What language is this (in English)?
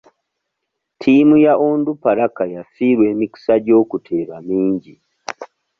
Ganda